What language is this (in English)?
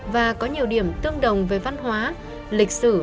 Vietnamese